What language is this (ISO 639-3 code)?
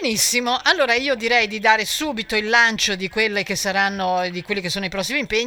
ita